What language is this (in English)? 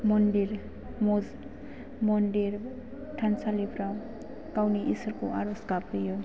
Bodo